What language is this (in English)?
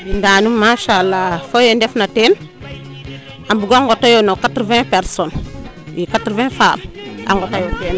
Serer